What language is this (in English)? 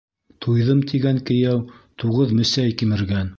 Bashkir